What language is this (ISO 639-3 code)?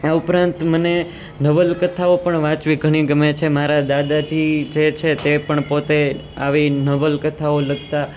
guj